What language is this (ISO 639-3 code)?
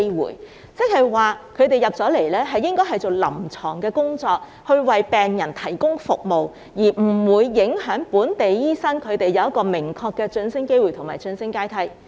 yue